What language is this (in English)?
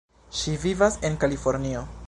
Esperanto